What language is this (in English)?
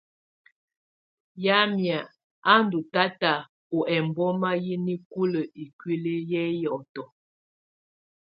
Tunen